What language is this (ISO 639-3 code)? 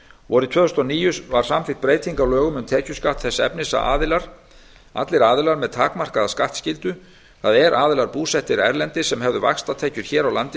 isl